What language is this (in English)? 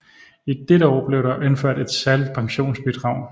Danish